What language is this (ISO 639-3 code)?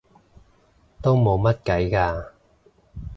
yue